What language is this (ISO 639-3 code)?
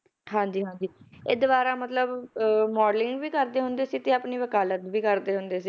pan